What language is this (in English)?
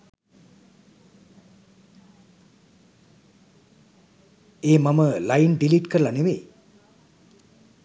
Sinhala